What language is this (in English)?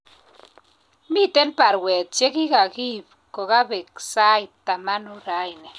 Kalenjin